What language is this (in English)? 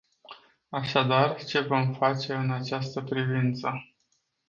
Romanian